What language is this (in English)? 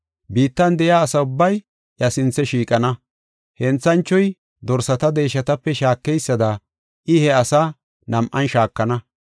Gofa